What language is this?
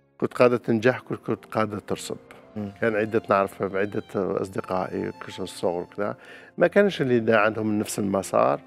Arabic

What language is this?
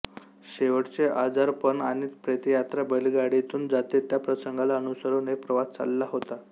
Marathi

